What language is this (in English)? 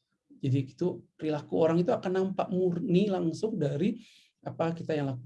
Indonesian